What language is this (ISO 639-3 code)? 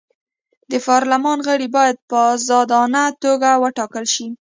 pus